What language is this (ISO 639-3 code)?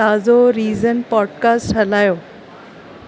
snd